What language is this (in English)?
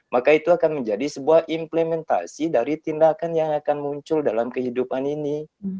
Indonesian